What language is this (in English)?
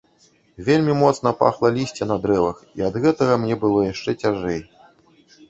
Belarusian